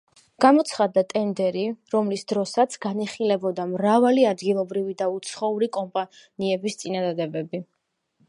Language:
Georgian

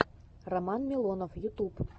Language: Russian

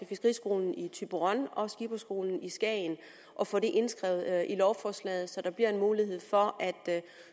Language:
Danish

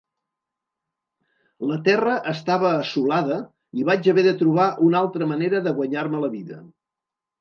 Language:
Catalan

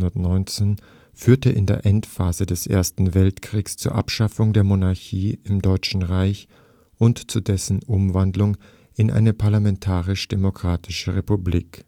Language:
German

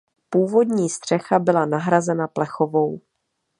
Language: Czech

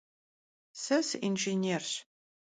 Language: Kabardian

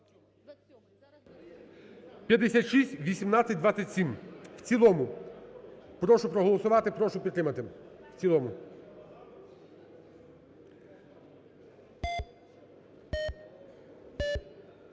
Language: Ukrainian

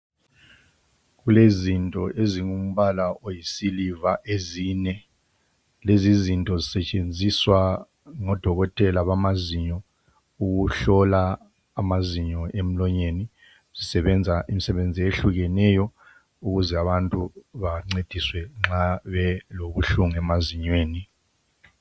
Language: North Ndebele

